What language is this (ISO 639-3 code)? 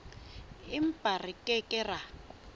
sot